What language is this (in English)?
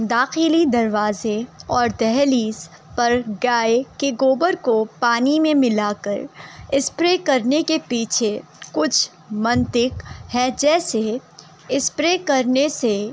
Urdu